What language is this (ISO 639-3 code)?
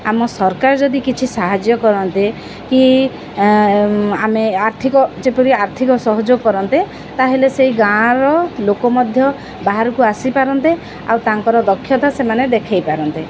ori